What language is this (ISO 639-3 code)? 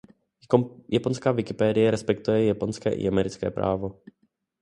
ces